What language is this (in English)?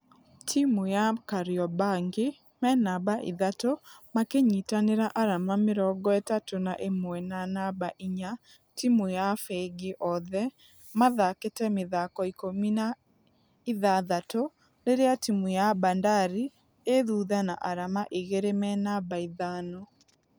Kikuyu